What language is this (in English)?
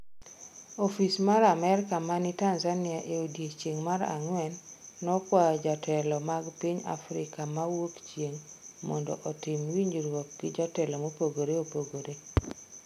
Luo (Kenya and Tanzania)